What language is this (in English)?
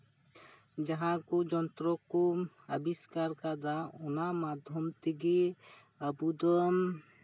Santali